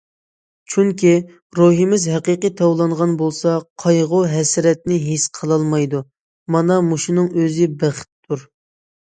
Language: Uyghur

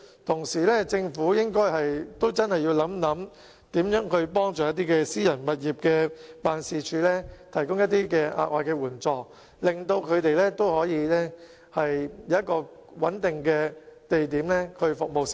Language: Cantonese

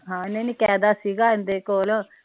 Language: Punjabi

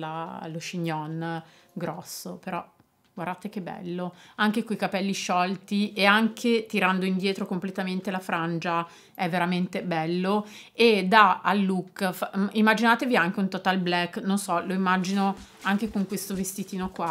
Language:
Italian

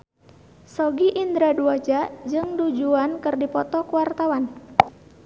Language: Sundanese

